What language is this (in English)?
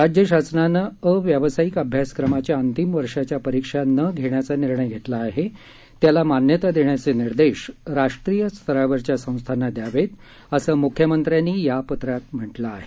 Marathi